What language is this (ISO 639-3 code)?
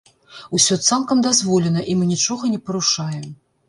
bel